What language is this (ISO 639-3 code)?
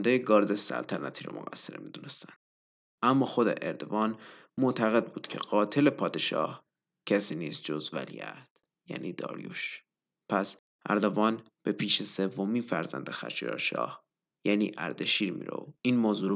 fas